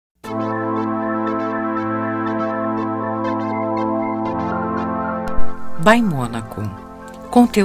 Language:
Portuguese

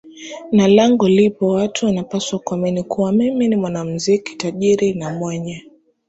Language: Swahili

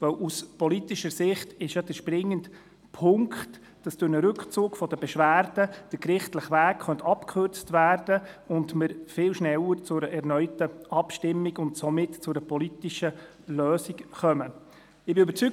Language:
Swiss German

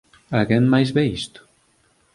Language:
Galician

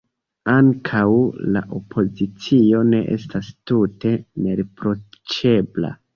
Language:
Esperanto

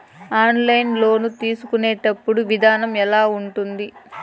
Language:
Telugu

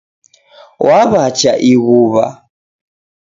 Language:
Taita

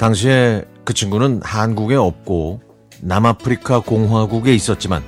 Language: Korean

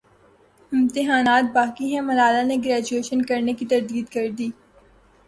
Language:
Urdu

